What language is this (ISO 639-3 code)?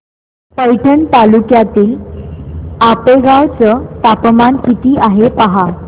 mar